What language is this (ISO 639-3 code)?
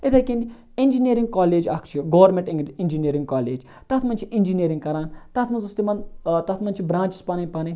kas